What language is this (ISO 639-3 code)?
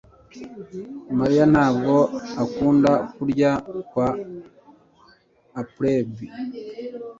kin